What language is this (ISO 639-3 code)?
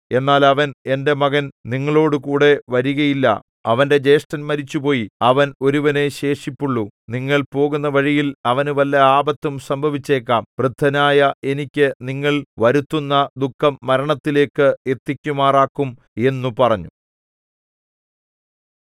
mal